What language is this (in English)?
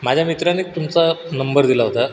Marathi